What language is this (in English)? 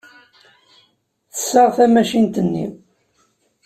Kabyle